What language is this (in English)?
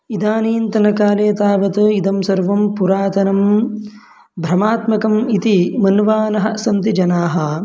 Sanskrit